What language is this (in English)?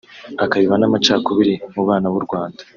Kinyarwanda